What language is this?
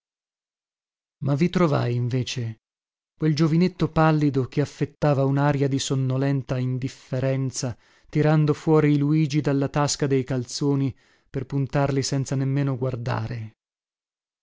Italian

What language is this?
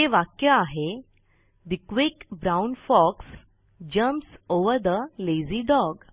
Marathi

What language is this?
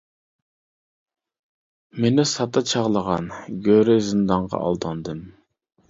Uyghur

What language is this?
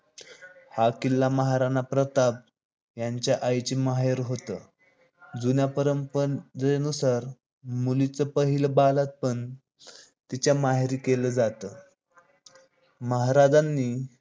Marathi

